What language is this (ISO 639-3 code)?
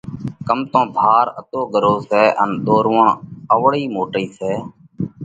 kvx